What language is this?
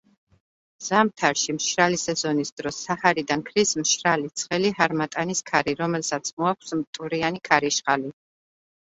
Georgian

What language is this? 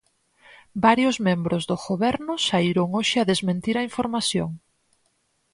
Galician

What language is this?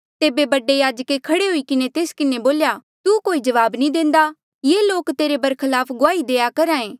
Mandeali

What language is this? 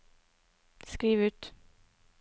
Norwegian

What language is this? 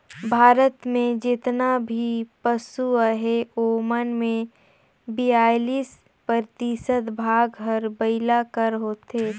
Chhattisgarhi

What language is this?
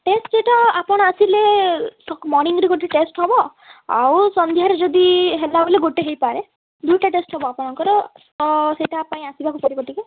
Odia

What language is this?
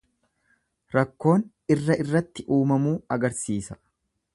Oromo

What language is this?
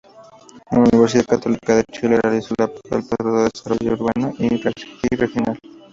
Spanish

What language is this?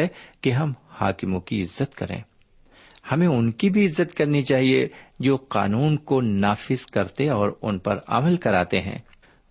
Urdu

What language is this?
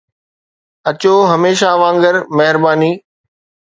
Sindhi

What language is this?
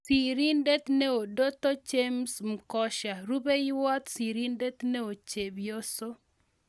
Kalenjin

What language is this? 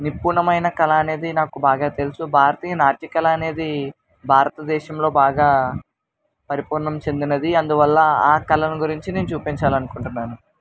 Telugu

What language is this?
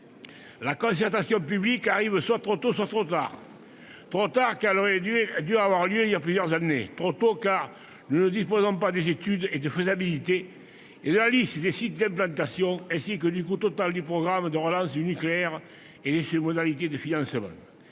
French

